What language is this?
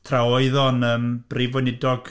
Welsh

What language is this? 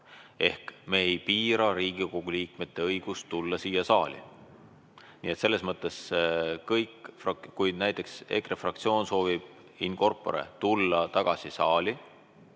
Estonian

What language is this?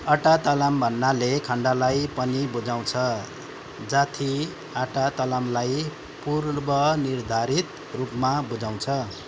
Nepali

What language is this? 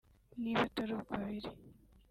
Kinyarwanda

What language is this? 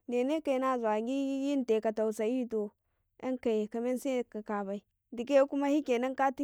Karekare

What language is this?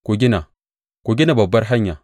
Hausa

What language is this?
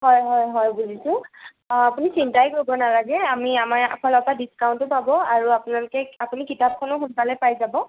Assamese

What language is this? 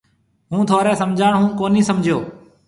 Marwari (Pakistan)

